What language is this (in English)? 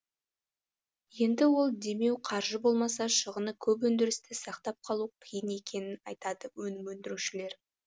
Kazakh